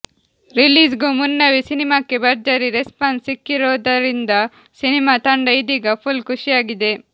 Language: Kannada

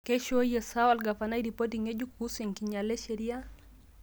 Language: Masai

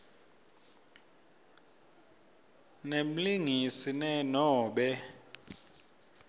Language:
Swati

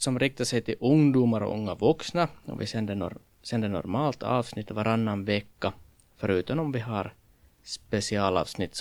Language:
Swedish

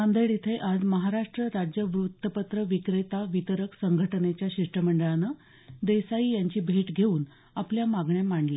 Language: Marathi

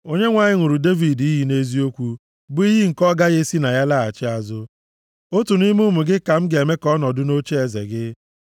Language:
Igbo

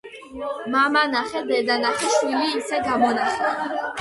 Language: Georgian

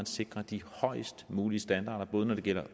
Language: Danish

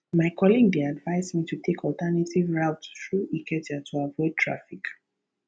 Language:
Nigerian Pidgin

